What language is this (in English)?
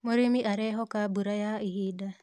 Kikuyu